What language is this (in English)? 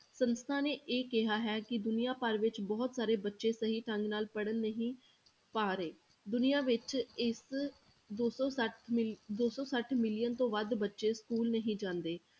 Punjabi